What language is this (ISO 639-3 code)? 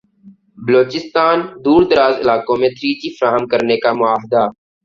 urd